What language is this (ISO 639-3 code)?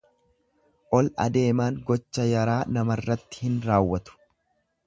orm